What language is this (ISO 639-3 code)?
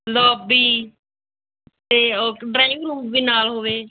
pan